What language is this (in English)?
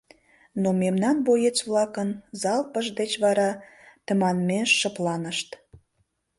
Mari